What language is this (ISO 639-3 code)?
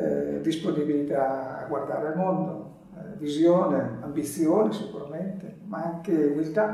ita